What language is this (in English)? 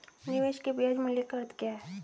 Hindi